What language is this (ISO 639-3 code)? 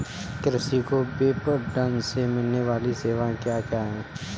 hin